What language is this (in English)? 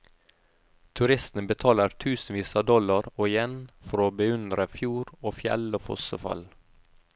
Norwegian